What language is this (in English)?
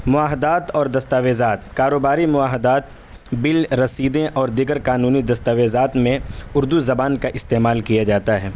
Urdu